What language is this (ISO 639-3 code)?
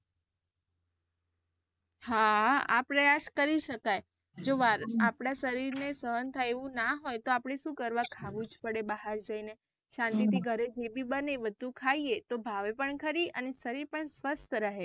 guj